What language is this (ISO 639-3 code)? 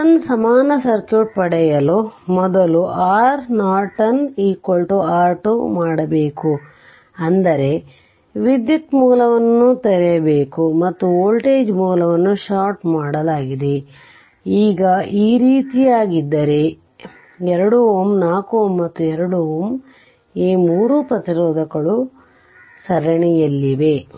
kan